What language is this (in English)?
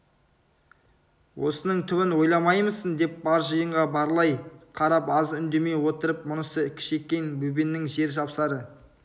Kazakh